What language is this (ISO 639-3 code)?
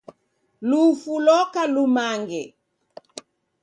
dav